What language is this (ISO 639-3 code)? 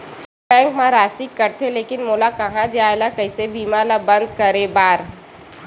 hne